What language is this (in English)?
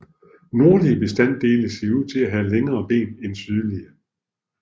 Danish